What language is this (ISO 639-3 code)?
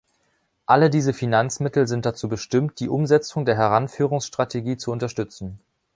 deu